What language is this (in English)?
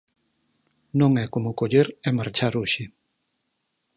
Galician